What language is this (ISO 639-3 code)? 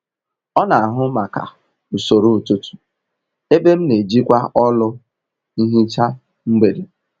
ibo